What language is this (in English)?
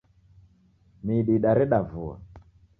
Taita